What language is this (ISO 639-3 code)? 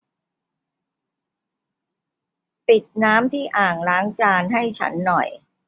tha